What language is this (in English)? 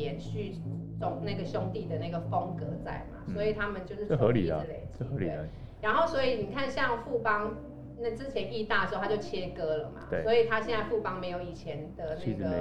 Chinese